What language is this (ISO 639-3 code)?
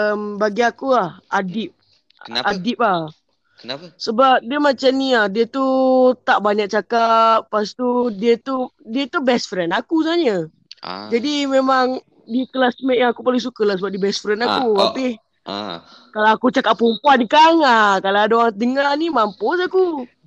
msa